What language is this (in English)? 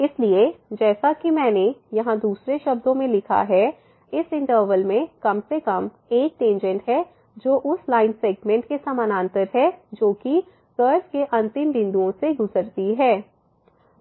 Hindi